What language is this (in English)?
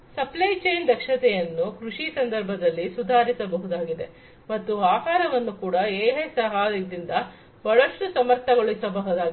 Kannada